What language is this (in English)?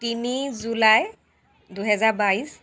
Assamese